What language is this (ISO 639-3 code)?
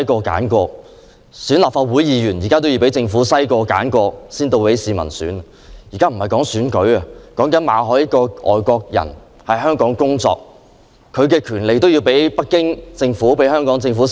yue